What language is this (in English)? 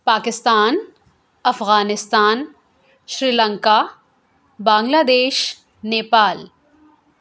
Urdu